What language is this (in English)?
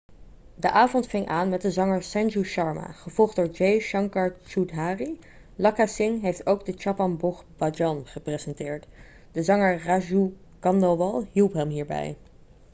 Dutch